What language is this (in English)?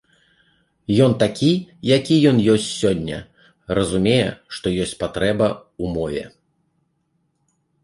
Belarusian